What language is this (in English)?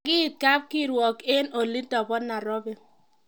Kalenjin